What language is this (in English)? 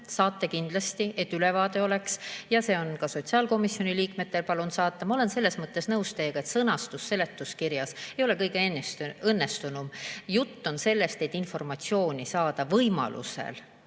Estonian